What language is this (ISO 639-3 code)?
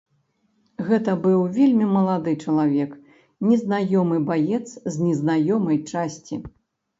bel